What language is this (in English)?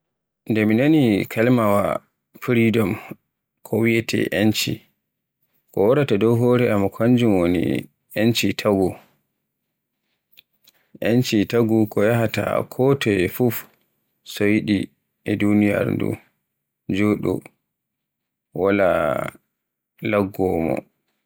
Borgu Fulfulde